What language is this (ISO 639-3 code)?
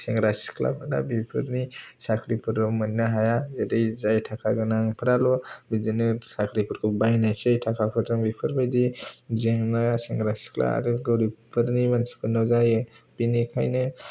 brx